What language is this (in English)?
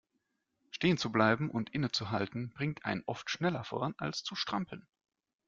German